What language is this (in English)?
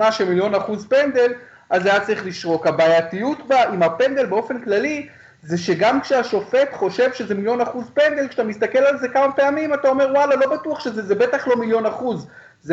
Hebrew